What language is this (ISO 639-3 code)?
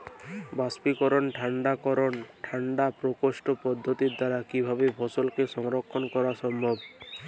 ben